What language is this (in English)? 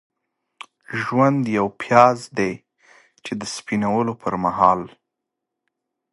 Pashto